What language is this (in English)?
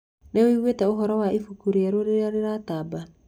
Kikuyu